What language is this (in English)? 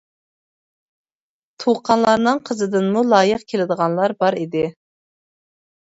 Uyghur